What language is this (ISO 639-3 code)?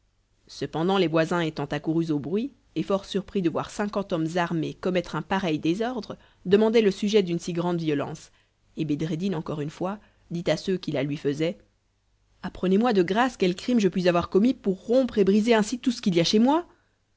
fra